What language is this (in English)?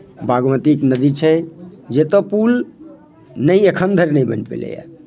Maithili